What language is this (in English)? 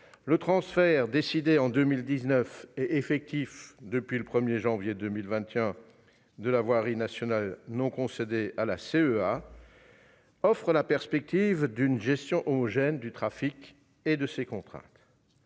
French